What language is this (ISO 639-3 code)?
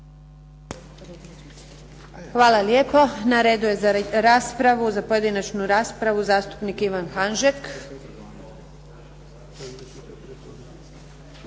hrv